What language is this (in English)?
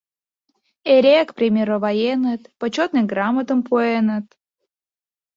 Mari